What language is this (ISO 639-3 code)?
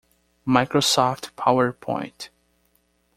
por